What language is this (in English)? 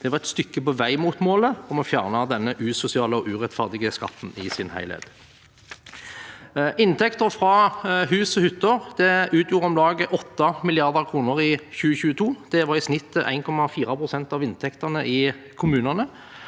Norwegian